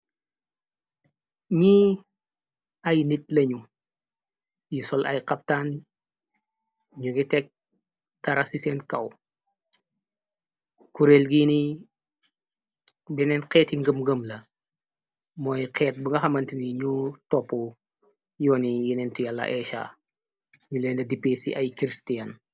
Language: Wolof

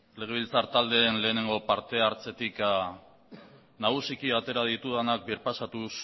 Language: Basque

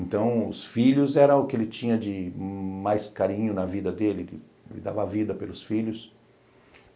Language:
Portuguese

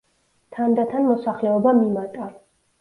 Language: Georgian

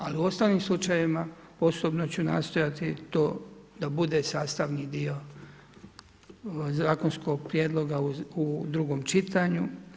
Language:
Croatian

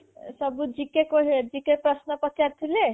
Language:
Odia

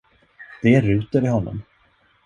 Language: Swedish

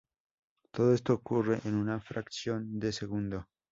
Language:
Spanish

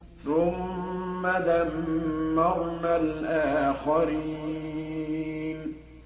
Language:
Arabic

